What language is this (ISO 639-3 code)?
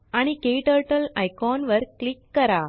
mar